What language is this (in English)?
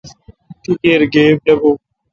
Kalkoti